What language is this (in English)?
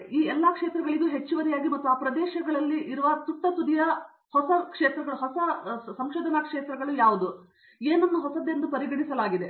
Kannada